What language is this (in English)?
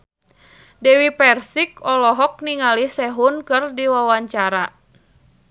Sundanese